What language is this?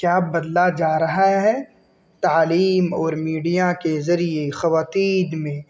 Urdu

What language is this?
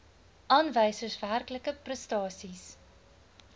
Afrikaans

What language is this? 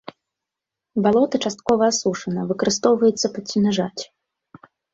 Belarusian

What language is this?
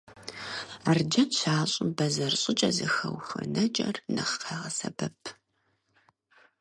Kabardian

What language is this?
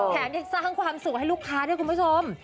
Thai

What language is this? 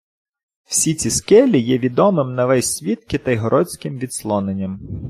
Ukrainian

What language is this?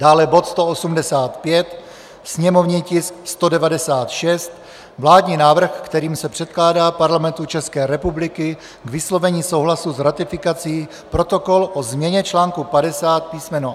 Czech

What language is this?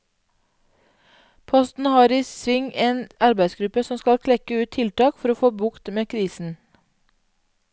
Norwegian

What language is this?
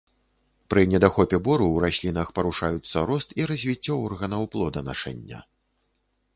Belarusian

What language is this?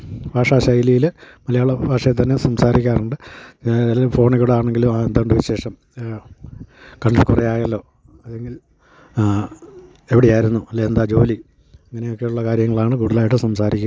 Malayalam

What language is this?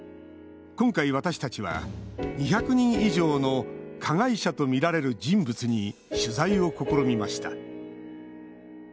Japanese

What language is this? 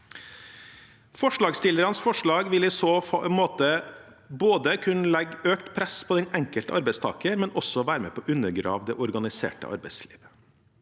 Norwegian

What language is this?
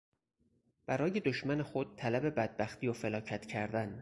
Persian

